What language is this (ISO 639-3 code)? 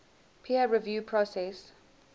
eng